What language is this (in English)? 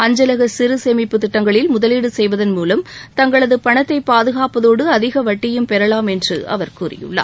Tamil